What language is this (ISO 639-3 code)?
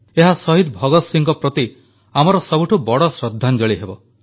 ori